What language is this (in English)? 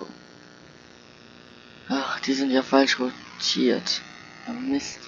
German